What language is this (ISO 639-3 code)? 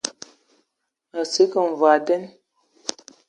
ewo